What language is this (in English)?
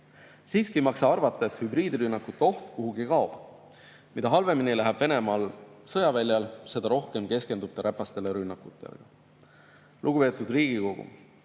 Estonian